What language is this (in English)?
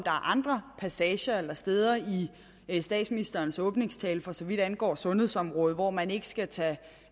Danish